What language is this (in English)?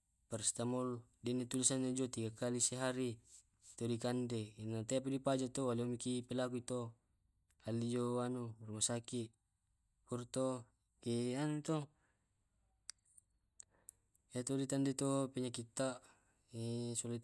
Tae'